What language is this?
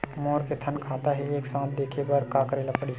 Chhattisgarhi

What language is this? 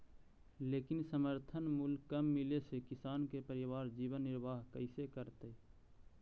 Magahi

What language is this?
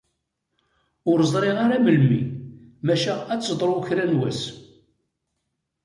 Kabyle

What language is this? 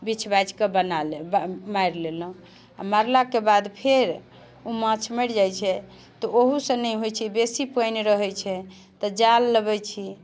Maithili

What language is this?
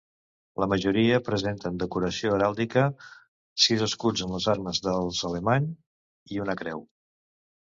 Catalan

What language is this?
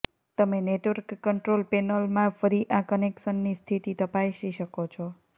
Gujarati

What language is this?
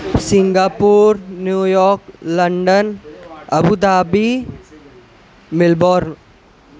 Urdu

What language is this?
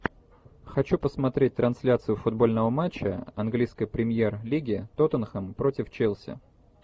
Russian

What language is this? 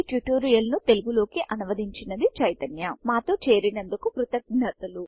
Telugu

